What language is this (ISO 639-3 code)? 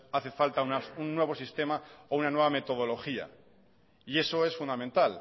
spa